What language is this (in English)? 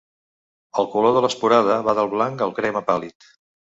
Catalan